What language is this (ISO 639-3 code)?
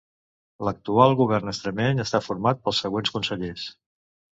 cat